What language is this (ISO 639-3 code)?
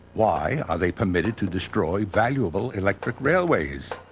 eng